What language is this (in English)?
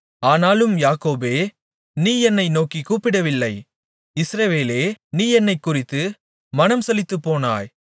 Tamil